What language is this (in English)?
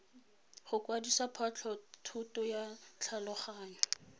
Tswana